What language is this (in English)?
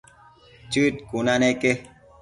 Matsés